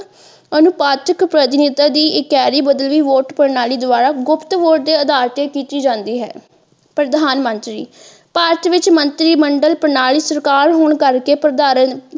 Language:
Punjabi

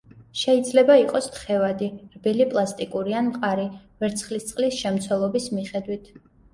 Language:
Georgian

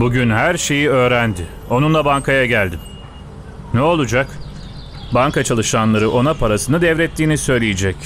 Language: Turkish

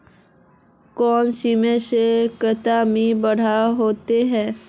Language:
Magahi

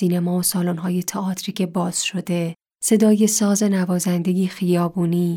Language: Persian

